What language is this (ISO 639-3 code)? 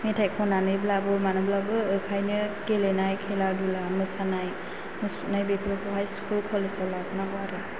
brx